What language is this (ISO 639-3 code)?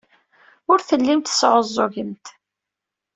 kab